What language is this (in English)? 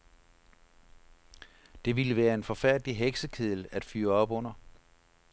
Danish